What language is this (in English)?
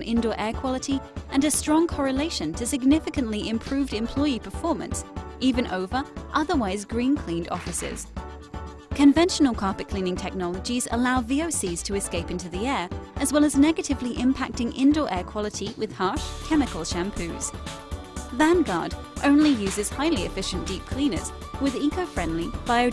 English